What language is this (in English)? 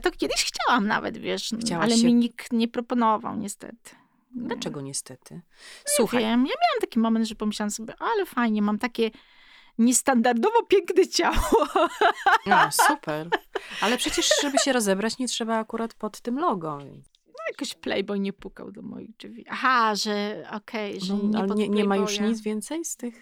Polish